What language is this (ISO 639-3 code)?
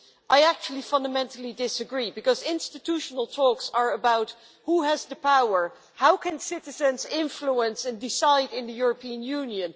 eng